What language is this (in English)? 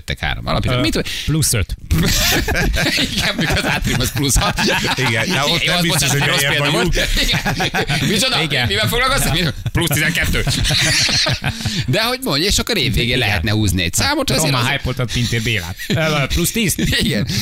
Hungarian